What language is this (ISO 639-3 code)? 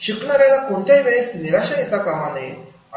mar